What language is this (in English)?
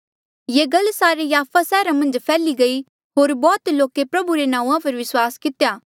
Mandeali